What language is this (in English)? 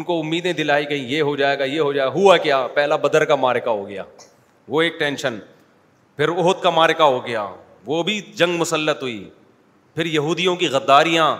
Urdu